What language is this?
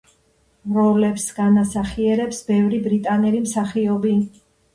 Georgian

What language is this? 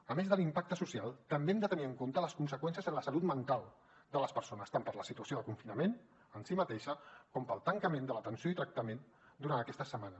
Catalan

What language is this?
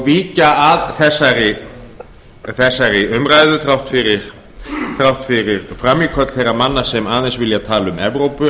Icelandic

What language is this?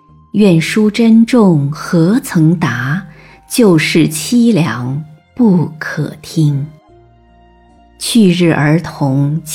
Chinese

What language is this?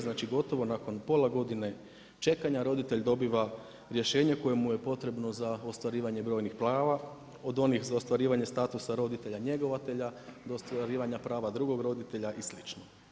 Croatian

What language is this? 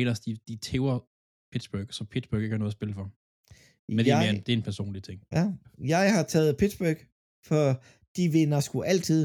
Danish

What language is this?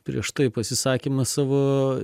Lithuanian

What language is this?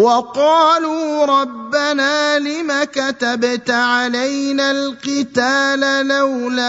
Arabic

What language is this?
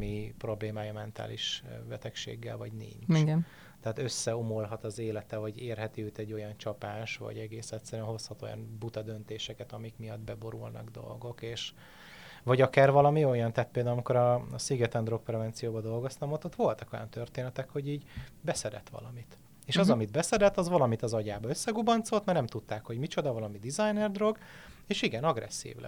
Hungarian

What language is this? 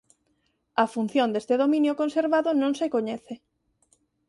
Galician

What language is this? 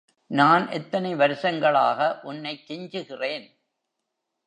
Tamil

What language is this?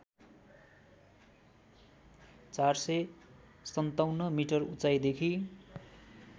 Nepali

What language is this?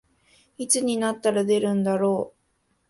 Japanese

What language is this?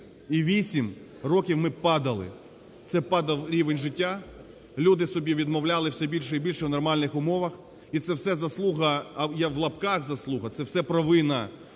Ukrainian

